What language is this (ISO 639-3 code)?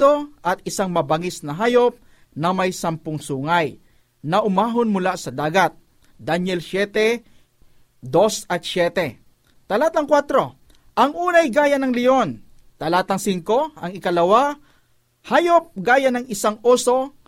fil